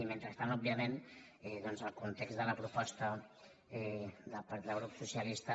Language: Catalan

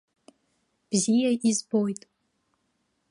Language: Abkhazian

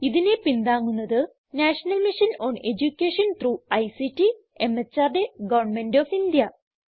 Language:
Malayalam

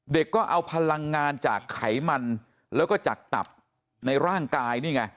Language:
Thai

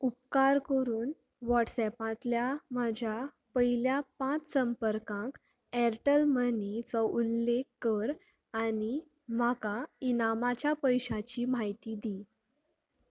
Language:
Konkani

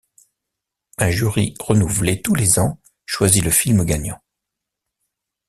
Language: French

